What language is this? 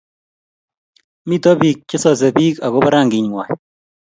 Kalenjin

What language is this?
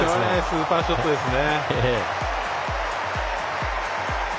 Japanese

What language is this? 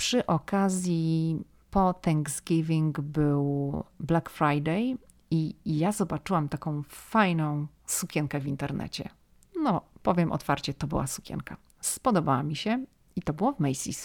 Polish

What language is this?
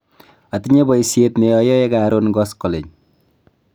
Kalenjin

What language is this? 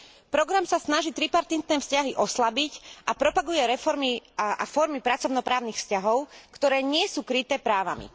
Slovak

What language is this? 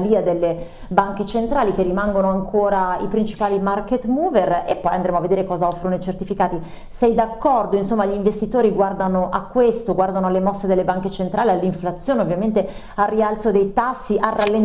Italian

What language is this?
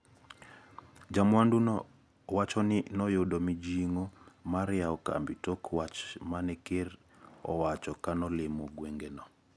Luo (Kenya and Tanzania)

